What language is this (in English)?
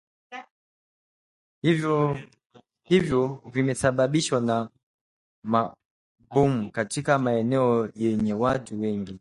Swahili